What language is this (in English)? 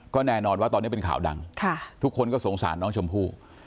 Thai